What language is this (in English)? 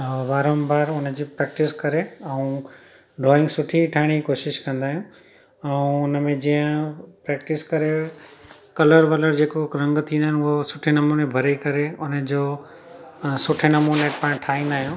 Sindhi